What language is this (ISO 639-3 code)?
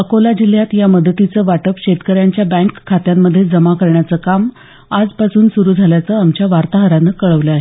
mar